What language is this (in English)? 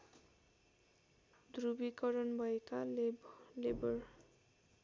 Nepali